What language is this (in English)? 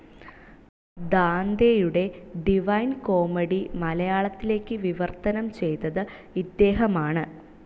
Malayalam